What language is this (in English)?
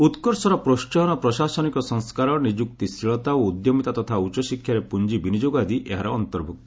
Odia